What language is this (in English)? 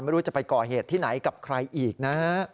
Thai